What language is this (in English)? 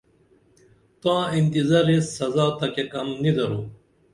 Dameli